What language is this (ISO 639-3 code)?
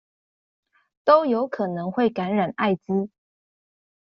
zho